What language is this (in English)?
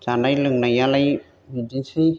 Bodo